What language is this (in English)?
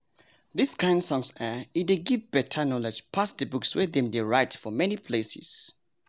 Nigerian Pidgin